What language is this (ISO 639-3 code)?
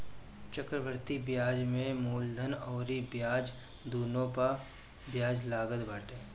bho